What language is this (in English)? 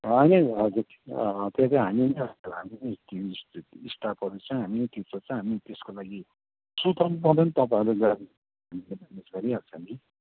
Nepali